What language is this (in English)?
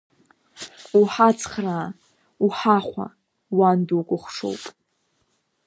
Abkhazian